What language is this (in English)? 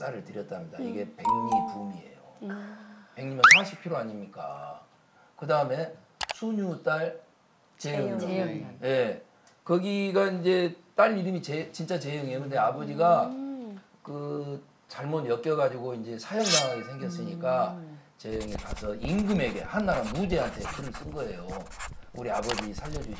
Korean